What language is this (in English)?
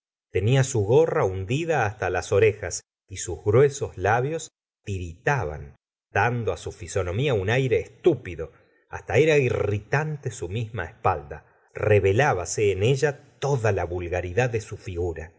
Spanish